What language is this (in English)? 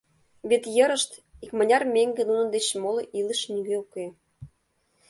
Mari